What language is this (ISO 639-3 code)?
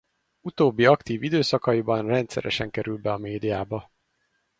hun